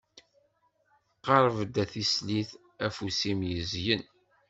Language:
Kabyle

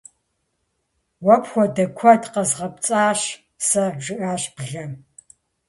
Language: Kabardian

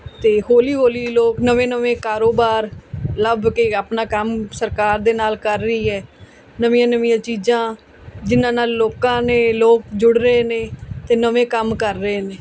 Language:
Punjabi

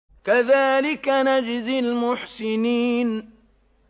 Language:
Arabic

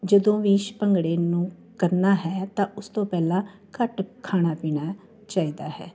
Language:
Punjabi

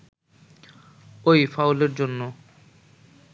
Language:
Bangla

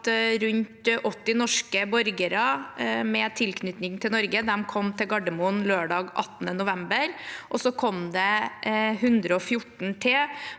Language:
Norwegian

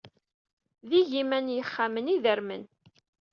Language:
Kabyle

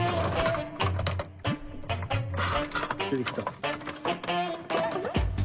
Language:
Japanese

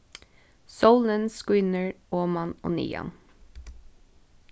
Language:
Faroese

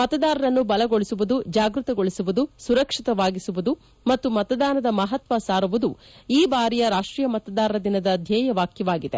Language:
Kannada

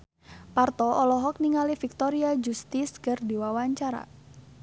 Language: Sundanese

